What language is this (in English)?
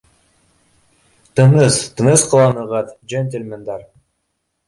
Bashkir